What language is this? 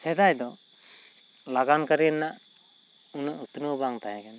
Santali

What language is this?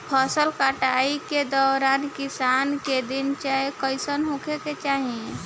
Bhojpuri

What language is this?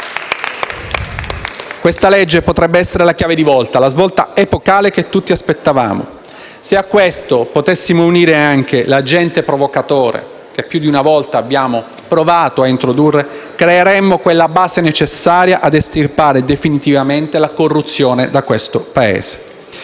Italian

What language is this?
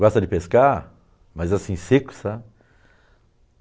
Portuguese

